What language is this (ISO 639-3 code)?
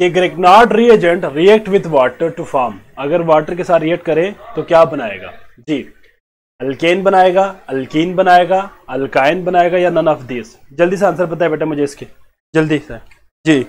hin